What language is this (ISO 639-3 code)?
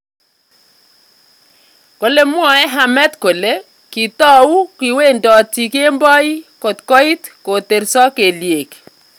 kln